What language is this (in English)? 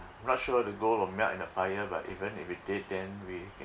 English